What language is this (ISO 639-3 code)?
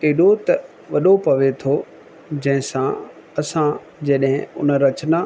snd